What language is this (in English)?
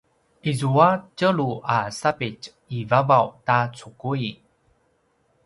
Paiwan